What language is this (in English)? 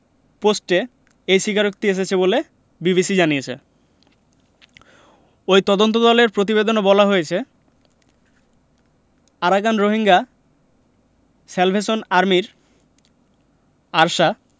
Bangla